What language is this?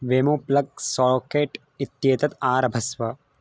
Sanskrit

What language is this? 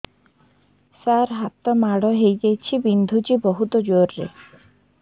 Odia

